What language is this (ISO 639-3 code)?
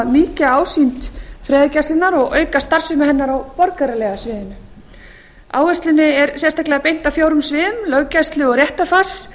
isl